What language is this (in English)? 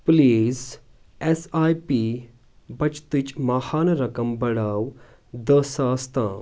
Kashmiri